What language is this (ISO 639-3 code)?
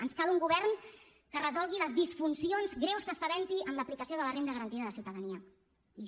cat